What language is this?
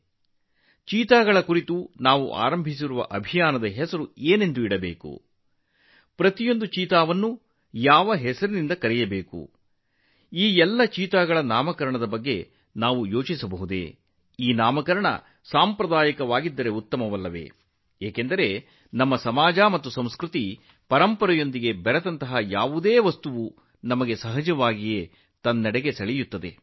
Kannada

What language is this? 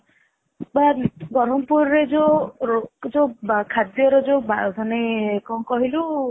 Odia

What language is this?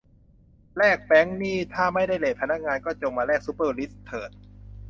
Thai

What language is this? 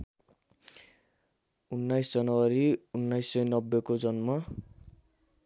Nepali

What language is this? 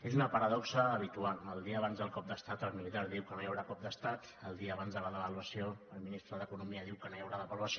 Catalan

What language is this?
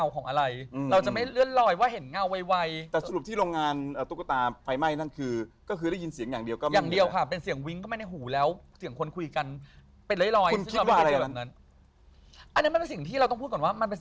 Thai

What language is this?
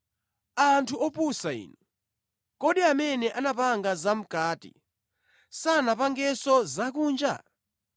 Nyanja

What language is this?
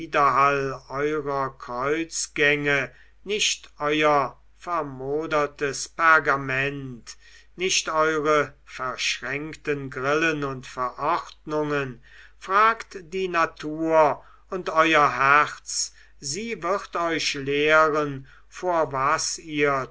German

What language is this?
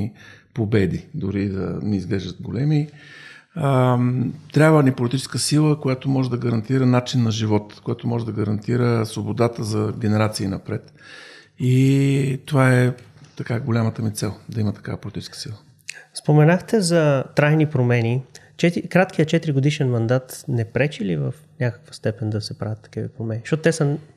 Bulgarian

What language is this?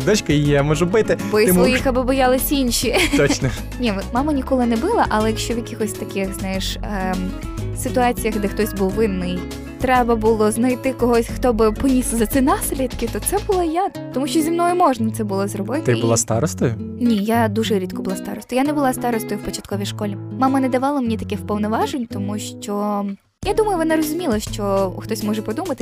Ukrainian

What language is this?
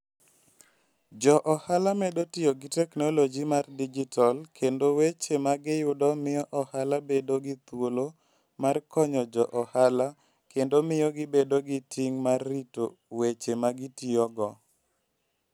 Luo (Kenya and Tanzania)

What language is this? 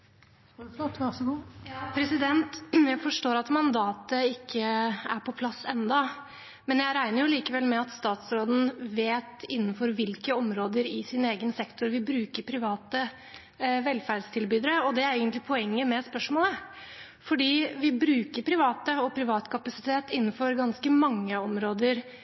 Norwegian Bokmål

